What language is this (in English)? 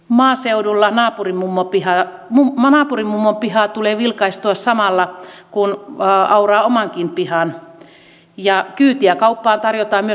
Finnish